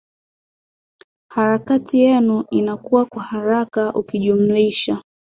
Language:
Swahili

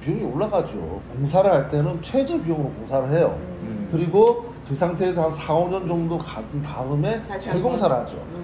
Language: Korean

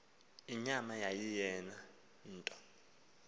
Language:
Xhosa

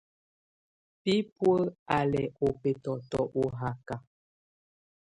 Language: Tunen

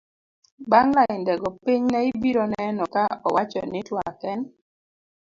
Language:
Luo (Kenya and Tanzania)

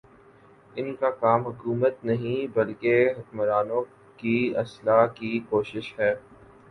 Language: Urdu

